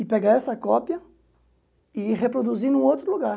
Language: Portuguese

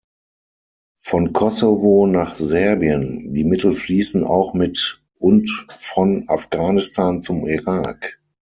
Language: German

